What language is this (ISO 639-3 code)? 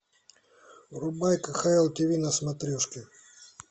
rus